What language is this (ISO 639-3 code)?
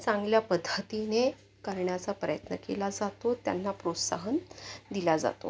mar